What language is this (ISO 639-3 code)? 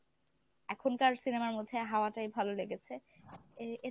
ben